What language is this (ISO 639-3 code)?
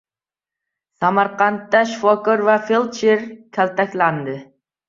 uzb